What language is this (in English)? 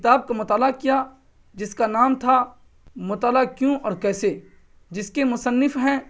Urdu